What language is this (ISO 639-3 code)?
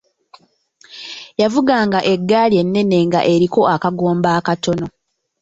lug